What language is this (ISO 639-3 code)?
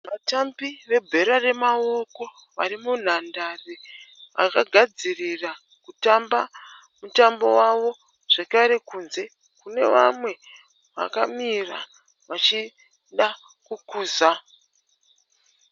sna